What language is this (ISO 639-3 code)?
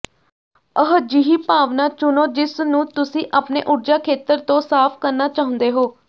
pan